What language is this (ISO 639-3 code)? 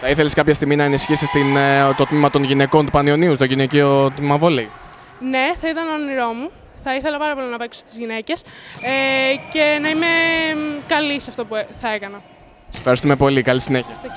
ell